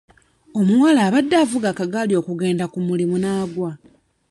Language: Ganda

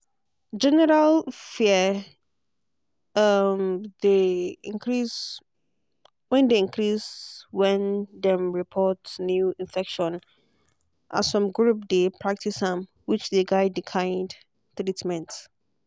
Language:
Nigerian Pidgin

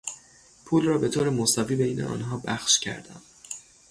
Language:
Persian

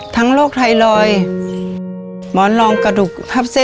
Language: Thai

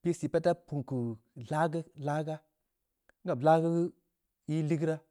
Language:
Samba Leko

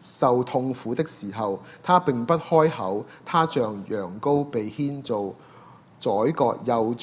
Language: Chinese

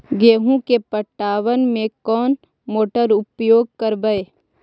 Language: Magahi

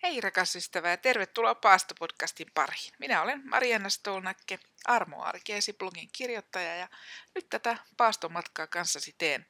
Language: Finnish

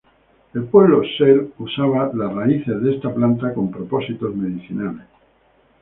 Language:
Spanish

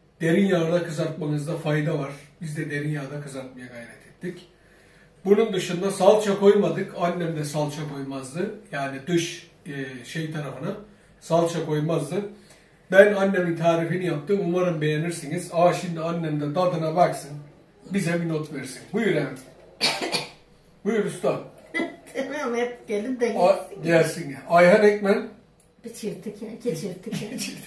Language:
Turkish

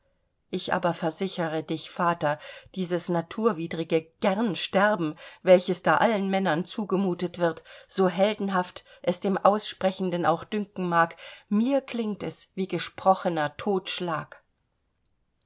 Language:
German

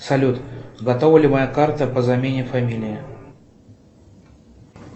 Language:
Russian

